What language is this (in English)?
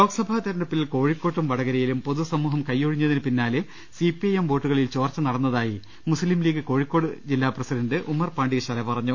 Malayalam